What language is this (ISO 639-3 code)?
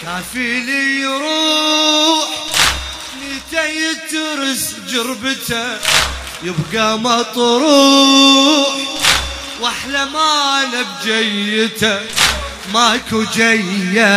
ara